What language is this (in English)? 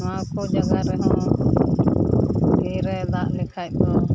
Santali